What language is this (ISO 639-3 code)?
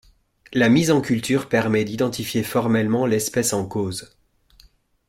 fra